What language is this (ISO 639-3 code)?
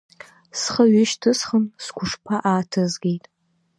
abk